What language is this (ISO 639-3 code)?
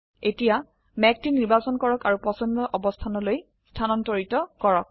asm